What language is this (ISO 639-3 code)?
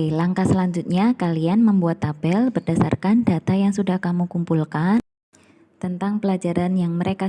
ind